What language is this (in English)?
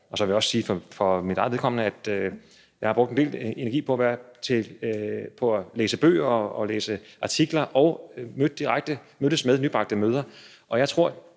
Danish